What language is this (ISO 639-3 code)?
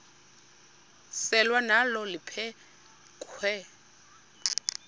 xho